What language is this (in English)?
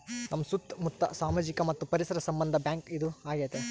Kannada